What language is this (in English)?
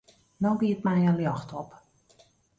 Western Frisian